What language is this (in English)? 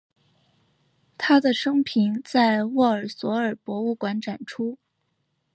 Chinese